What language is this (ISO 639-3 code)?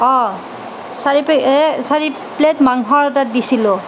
asm